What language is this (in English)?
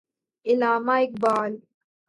Urdu